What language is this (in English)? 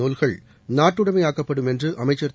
Tamil